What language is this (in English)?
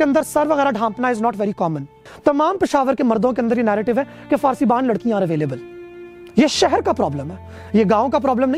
Urdu